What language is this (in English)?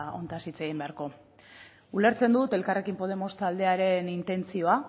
Basque